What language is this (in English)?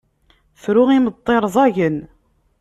Kabyle